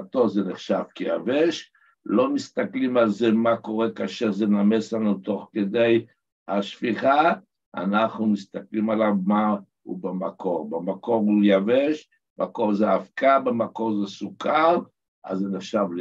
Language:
Hebrew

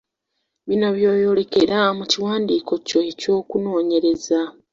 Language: Ganda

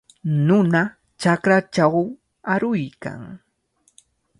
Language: Cajatambo North Lima Quechua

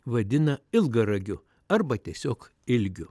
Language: Lithuanian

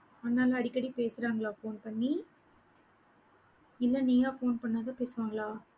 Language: Tamil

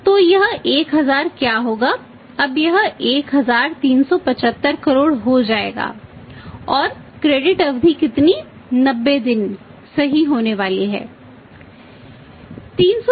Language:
Hindi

